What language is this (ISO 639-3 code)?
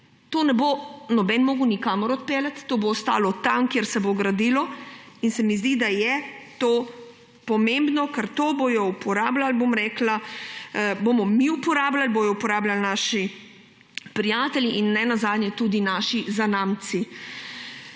slv